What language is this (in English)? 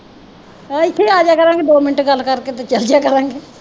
Punjabi